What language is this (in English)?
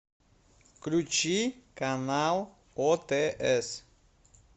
Russian